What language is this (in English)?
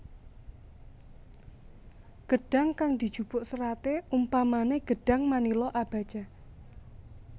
Javanese